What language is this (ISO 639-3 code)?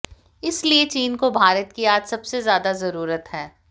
hin